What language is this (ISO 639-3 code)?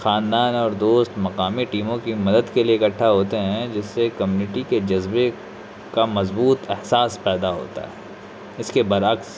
urd